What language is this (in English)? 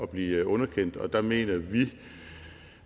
Danish